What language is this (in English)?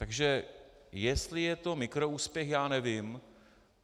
Czech